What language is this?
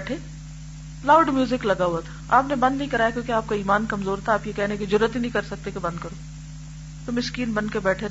Urdu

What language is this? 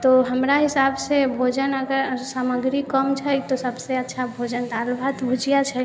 Maithili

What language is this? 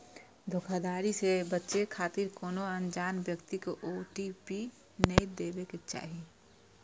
Maithili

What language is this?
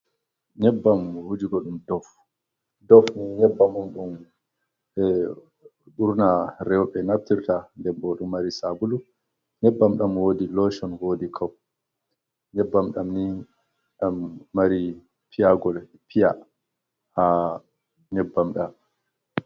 Fula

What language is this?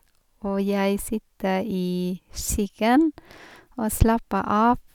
Norwegian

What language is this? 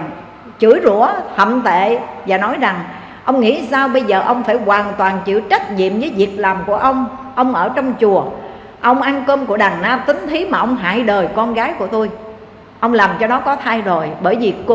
Vietnamese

